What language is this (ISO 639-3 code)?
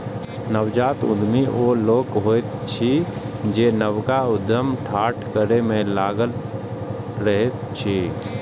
mai